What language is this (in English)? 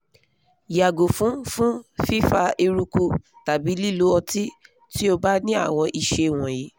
Yoruba